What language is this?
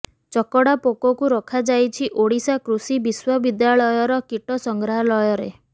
Odia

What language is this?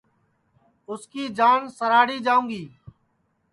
Sansi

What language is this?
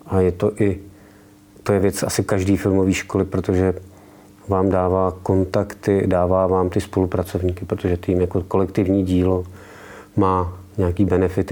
Czech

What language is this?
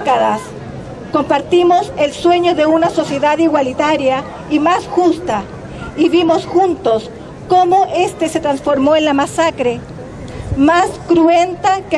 Spanish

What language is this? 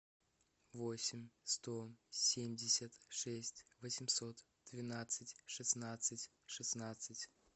Russian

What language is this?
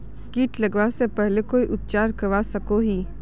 Magahi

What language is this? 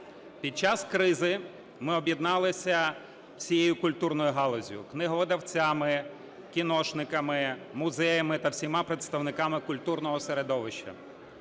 Ukrainian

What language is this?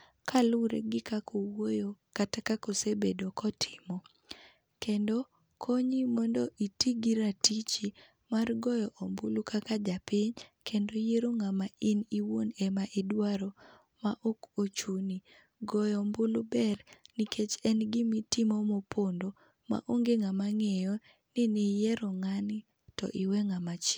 Luo (Kenya and Tanzania)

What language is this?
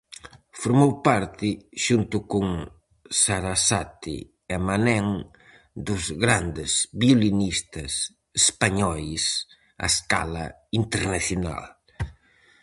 Galician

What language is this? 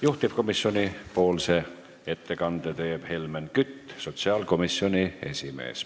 Estonian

